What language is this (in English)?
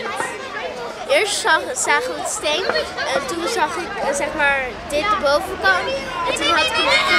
Dutch